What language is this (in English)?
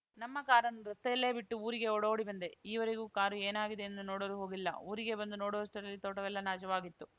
Kannada